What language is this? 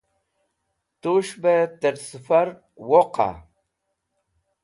Wakhi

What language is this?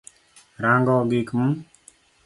Luo (Kenya and Tanzania)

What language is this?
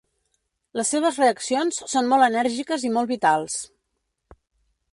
Catalan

